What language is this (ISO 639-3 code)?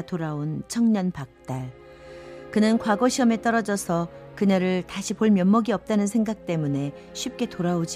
kor